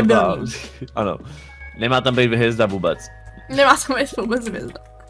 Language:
Czech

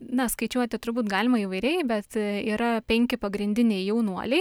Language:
Lithuanian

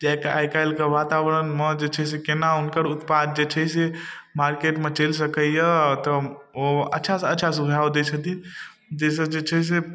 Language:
Maithili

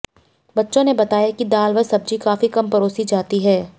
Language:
Hindi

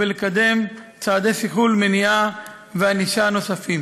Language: Hebrew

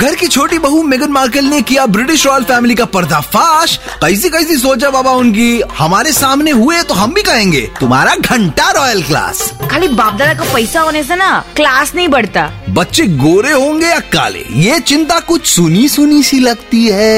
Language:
Hindi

